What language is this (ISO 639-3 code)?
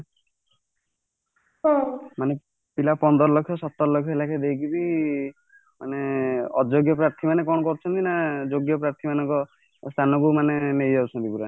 ori